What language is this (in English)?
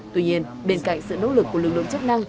Vietnamese